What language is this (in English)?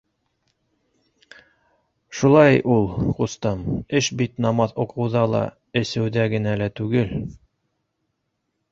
Bashkir